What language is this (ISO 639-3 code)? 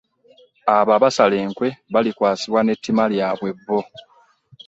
lug